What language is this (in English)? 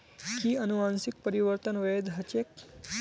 Magahi